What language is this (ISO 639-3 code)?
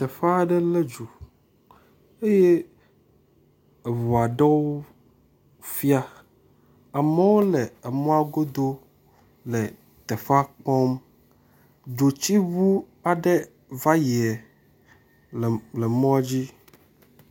ewe